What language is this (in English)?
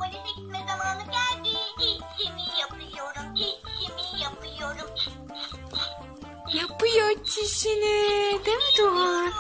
Turkish